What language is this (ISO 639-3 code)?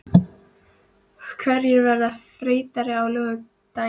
isl